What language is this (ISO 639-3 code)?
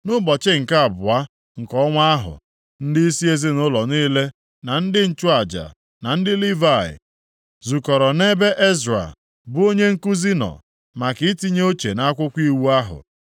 ibo